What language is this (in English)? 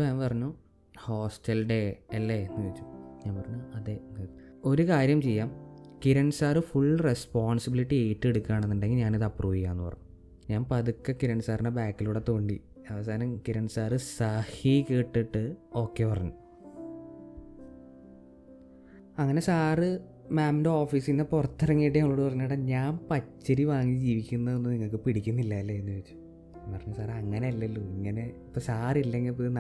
Malayalam